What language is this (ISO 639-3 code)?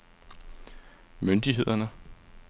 dan